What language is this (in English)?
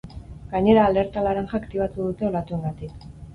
Basque